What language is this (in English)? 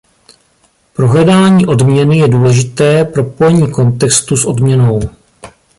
Czech